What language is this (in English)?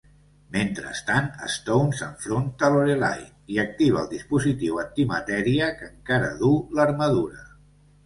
Catalan